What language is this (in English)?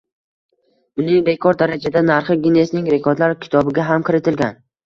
Uzbek